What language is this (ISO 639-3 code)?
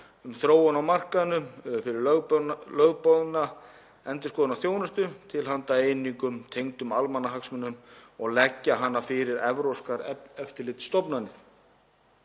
isl